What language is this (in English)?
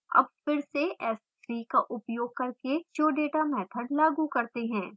Hindi